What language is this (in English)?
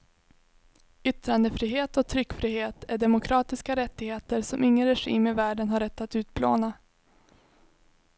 Swedish